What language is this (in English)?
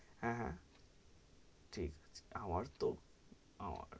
Bangla